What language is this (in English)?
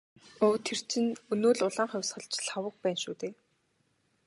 Mongolian